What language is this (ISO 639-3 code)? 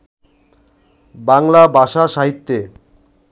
ben